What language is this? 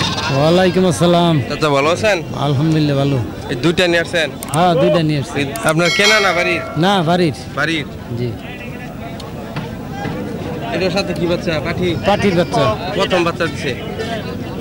Arabic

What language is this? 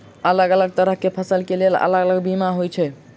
Maithili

